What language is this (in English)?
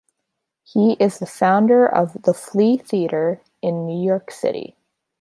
English